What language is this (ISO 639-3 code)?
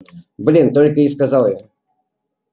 rus